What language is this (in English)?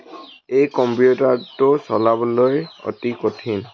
Assamese